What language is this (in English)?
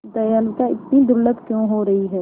Hindi